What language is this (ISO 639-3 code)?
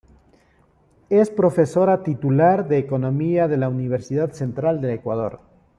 spa